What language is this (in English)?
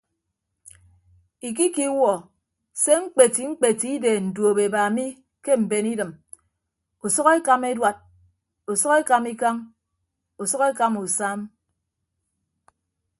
Ibibio